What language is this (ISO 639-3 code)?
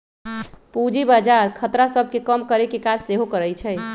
mag